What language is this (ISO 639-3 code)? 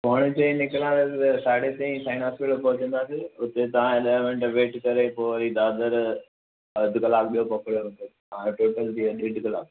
snd